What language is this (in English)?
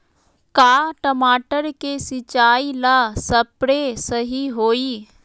Magahi